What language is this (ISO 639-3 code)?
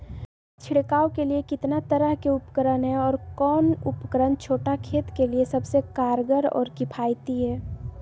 mag